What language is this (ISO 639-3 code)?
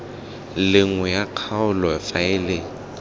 tsn